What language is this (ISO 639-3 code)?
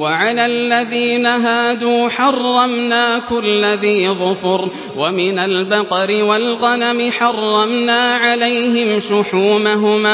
ara